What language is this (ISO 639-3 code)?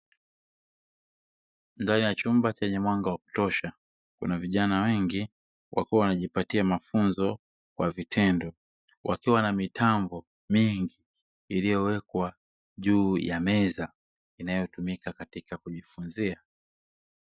swa